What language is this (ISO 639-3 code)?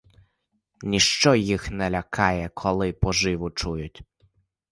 ukr